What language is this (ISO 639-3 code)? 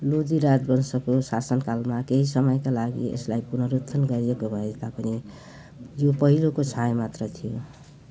nep